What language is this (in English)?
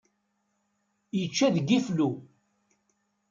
Kabyle